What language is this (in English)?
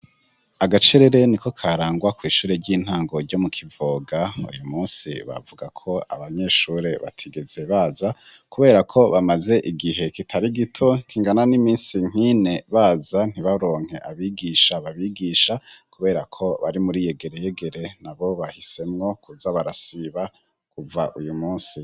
Rundi